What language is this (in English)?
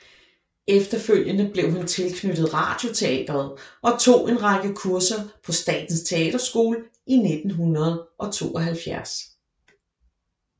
Danish